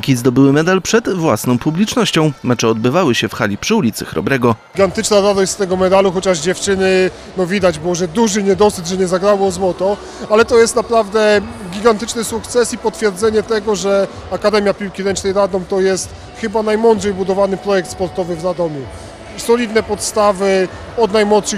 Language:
Polish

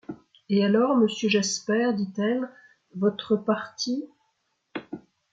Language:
French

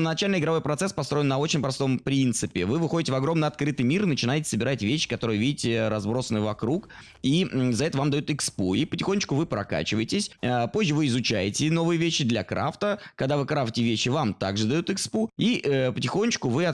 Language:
Russian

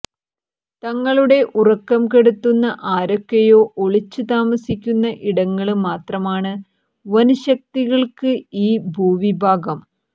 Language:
Malayalam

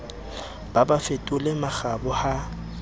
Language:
Southern Sotho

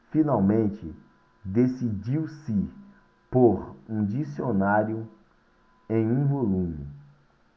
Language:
Portuguese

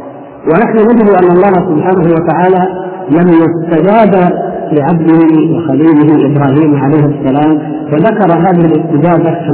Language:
Arabic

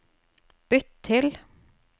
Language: Norwegian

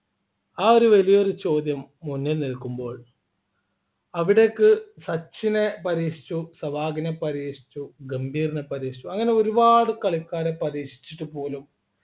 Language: Malayalam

